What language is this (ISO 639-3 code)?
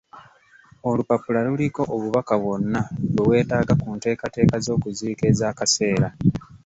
lug